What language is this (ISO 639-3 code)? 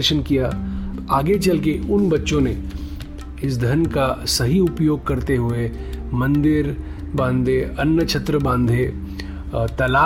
hin